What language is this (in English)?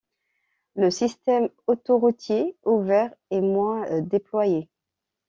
French